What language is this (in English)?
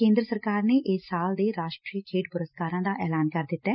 Punjabi